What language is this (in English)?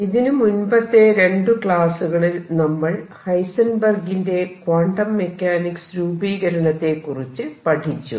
Malayalam